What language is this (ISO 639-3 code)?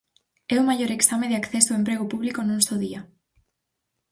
glg